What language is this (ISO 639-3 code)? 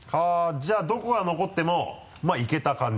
jpn